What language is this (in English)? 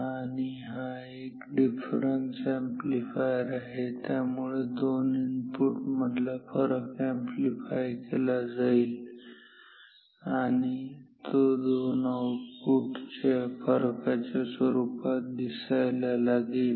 Marathi